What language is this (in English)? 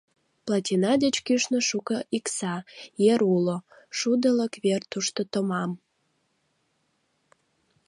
Mari